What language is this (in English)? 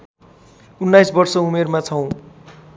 Nepali